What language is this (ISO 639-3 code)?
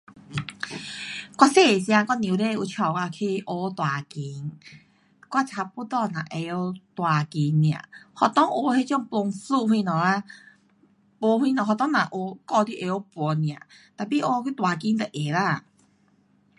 cpx